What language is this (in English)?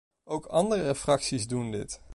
Dutch